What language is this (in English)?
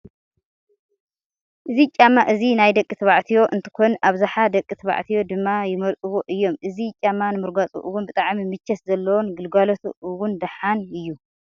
Tigrinya